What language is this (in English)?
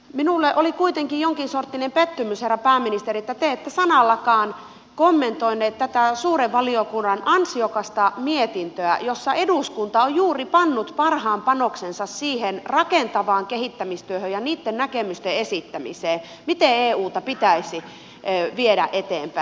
Finnish